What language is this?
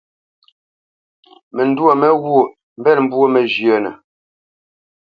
Bamenyam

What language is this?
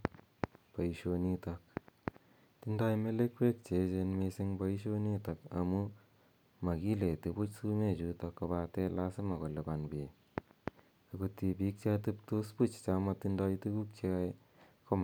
Kalenjin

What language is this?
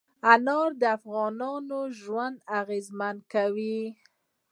Pashto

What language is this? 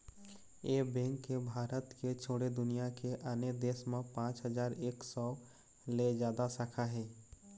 Chhattisgarhi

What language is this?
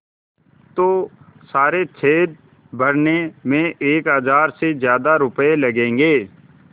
Hindi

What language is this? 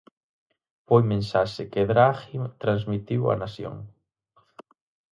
Galician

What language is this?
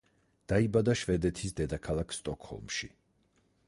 Georgian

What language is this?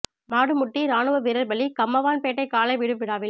Tamil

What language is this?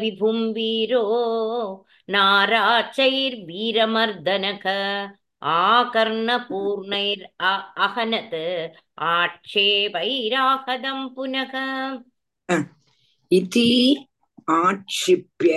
Tamil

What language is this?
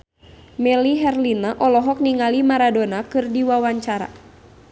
Sundanese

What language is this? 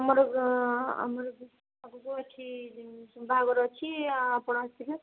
Odia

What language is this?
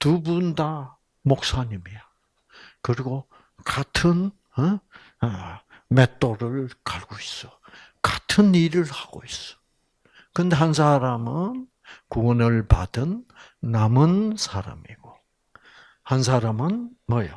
Korean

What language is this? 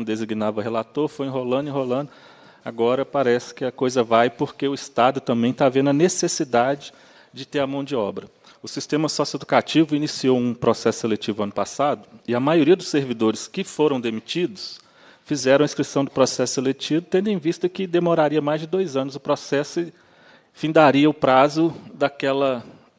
Portuguese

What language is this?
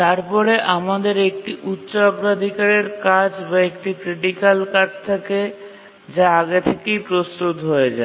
Bangla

